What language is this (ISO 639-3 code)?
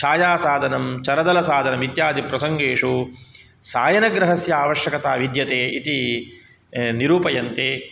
san